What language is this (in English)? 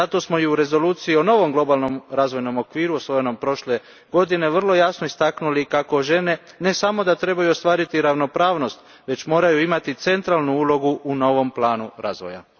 Croatian